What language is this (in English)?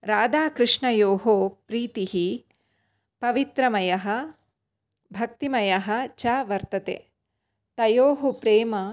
Sanskrit